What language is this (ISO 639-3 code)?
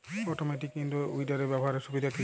ben